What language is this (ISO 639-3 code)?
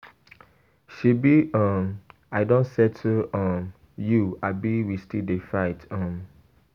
pcm